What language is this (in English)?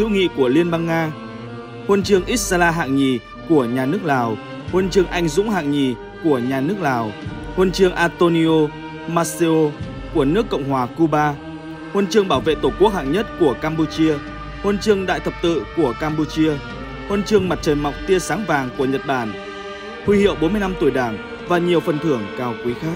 Vietnamese